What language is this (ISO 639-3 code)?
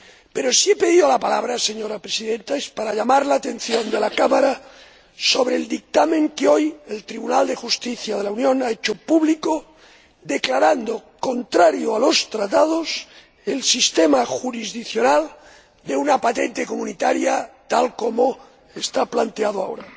spa